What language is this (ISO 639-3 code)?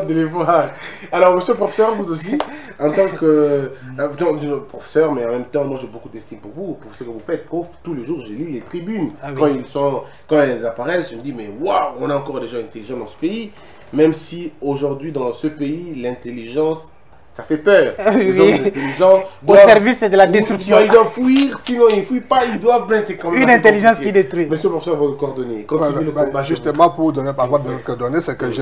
fra